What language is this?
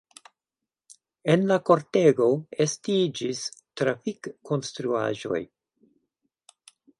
Esperanto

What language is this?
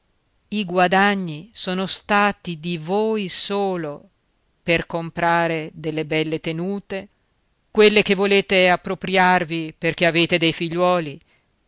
Italian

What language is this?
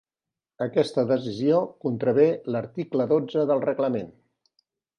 Catalan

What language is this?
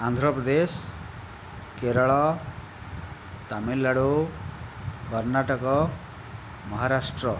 Odia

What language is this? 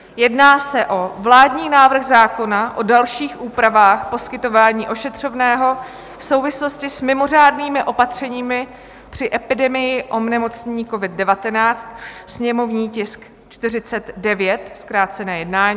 Czech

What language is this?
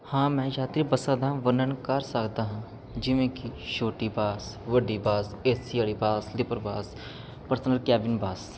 Punjabi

